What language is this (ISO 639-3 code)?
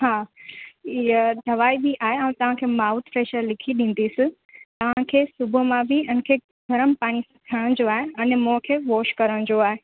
snd